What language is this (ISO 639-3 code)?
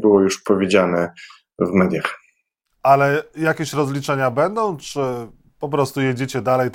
pol